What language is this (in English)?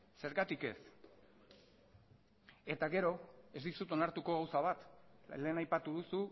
Basque